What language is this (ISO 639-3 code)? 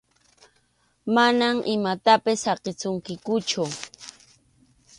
qxu